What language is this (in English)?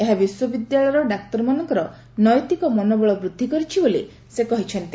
Odia